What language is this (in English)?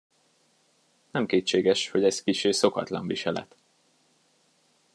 Hungarian